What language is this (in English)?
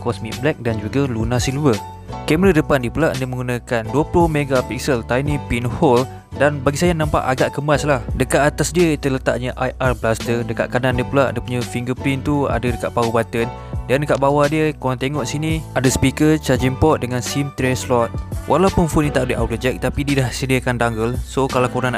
Malay